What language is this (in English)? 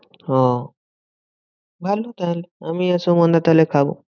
Bangla